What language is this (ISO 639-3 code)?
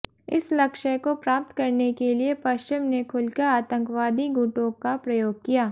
hin